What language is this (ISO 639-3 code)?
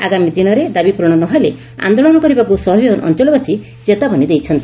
ori